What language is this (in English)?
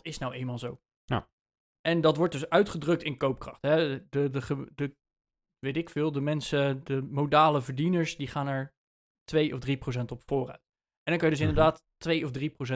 Dutch